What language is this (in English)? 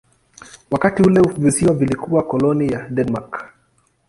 Swahili